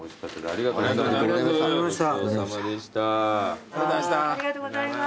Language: Japanese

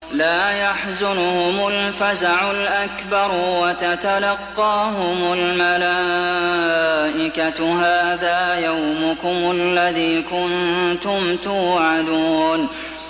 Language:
Arabic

